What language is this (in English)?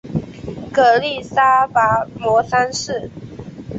Chinese